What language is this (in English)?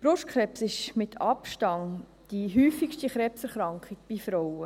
Swiss German